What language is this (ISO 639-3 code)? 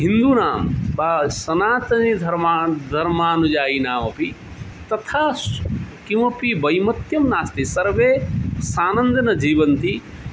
san